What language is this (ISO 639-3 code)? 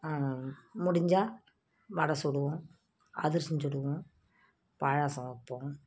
tam